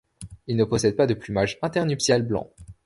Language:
French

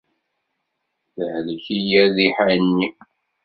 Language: Kabyle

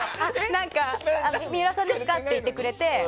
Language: Japanese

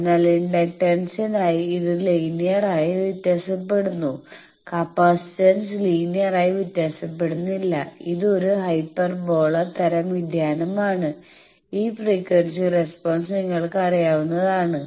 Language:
Malayalam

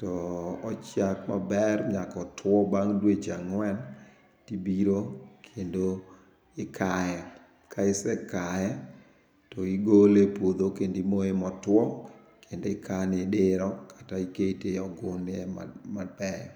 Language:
Luo (Kenya and Tanzania)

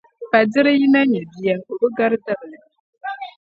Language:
Dagbani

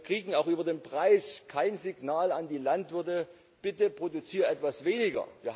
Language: German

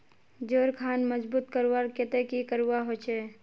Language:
Magahi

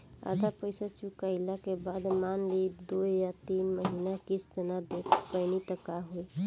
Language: Bhojpuri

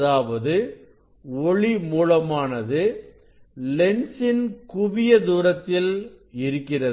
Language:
Tamil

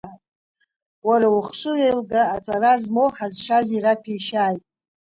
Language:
Abkhazian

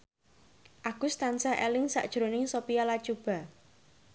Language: Javanese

